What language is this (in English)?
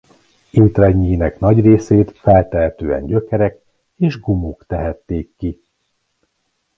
Hungarian